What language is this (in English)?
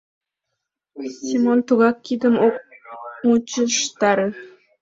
Mari